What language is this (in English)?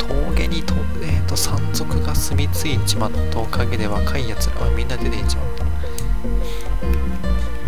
Japanese